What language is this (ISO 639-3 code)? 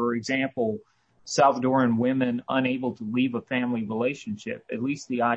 eng